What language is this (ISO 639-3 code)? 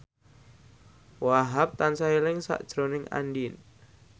jav